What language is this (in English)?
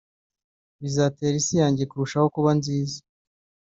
Kinyarwanda